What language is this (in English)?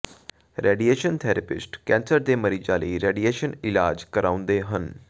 Punjabi